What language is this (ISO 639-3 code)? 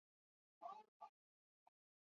zho